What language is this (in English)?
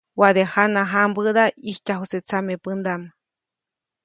Copainalá Zoque